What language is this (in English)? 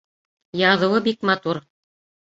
Bashkir